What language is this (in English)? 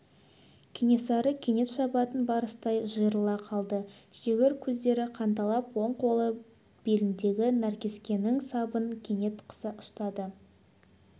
Kazakh